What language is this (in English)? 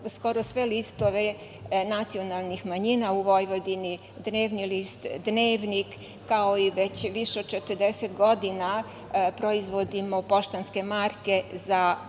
Serbian